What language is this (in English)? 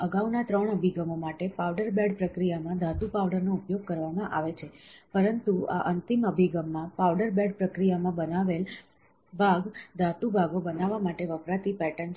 Gujarati